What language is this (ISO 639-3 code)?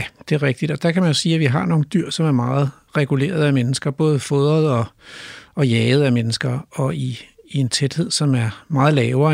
dan